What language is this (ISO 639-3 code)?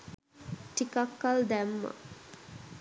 sin